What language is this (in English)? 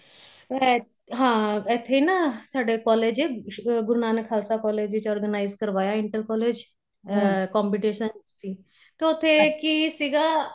Punjabi